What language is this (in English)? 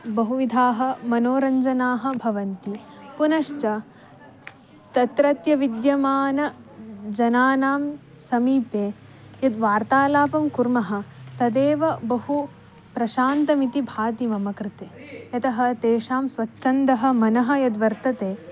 Sanskrit